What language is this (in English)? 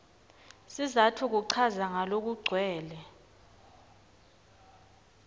Swati